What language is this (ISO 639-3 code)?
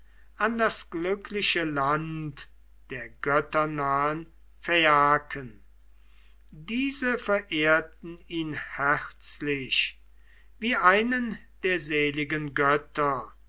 deu